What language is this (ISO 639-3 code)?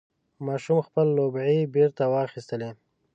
pus